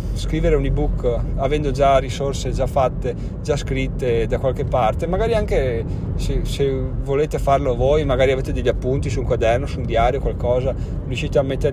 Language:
Italian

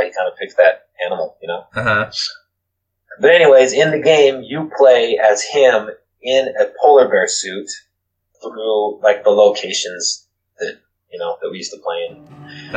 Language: English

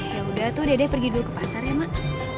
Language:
Indonesian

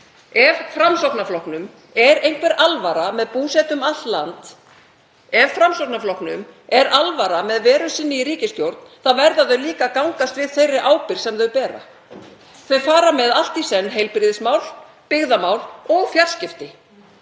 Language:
Icelandic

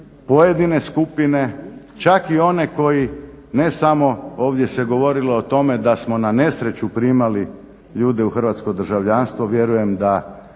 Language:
Croatian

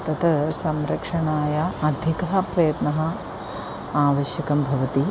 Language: Sanskrit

